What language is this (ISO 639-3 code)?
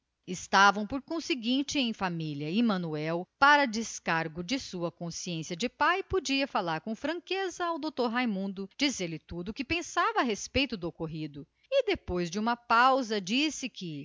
por